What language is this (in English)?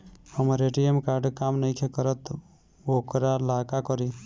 Bhojpuri